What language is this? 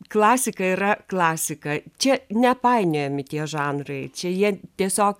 Lithuanian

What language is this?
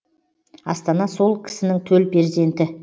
Kazakh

